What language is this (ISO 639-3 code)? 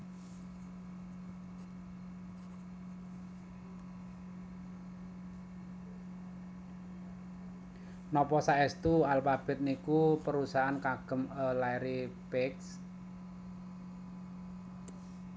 jav